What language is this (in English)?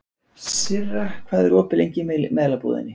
Icelandic